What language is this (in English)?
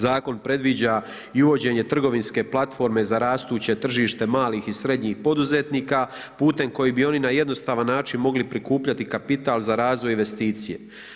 Croatian